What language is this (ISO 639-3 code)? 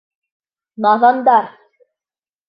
bak